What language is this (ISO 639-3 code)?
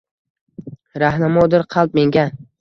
uzb